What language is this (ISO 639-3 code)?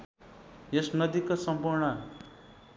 nep